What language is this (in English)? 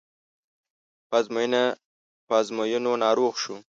Pashto